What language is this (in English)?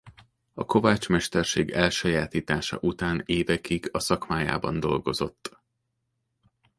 Hungarian